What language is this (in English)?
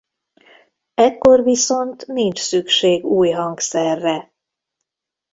Hungarian